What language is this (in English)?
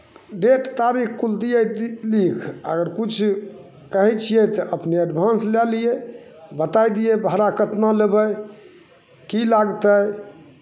Maithili